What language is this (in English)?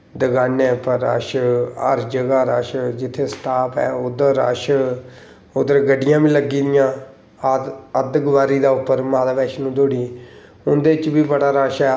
Dogri